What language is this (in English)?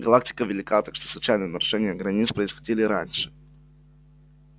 Russian